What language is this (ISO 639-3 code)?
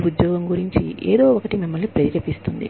tel